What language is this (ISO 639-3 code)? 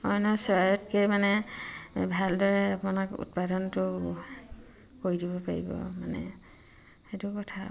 asm